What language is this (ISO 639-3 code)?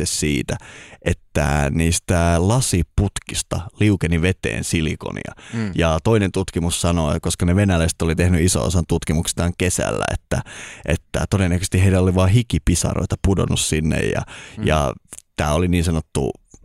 fin